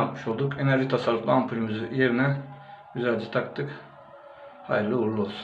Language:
Turkish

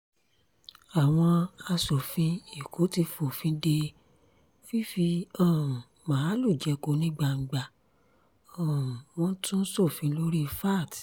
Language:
Yoruba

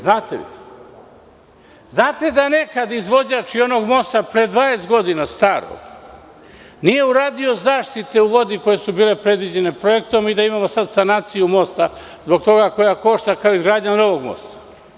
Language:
Serbian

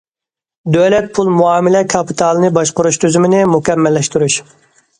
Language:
Uyghur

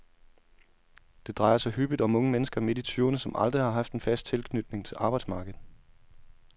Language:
Danish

